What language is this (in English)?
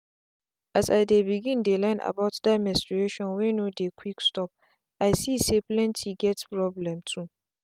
Nigerian Pidgin